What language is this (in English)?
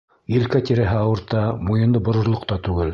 Bashkir